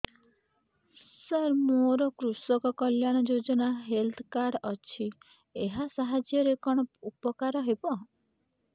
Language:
Odia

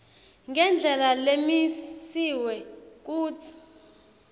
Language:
Swati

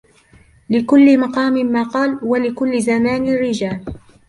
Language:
Arabic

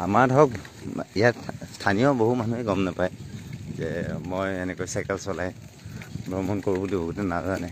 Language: Bangla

